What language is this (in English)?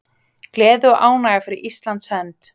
Icelandic